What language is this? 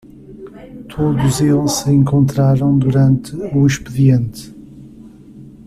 Portuguese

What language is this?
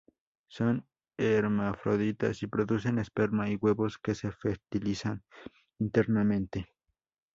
Spanish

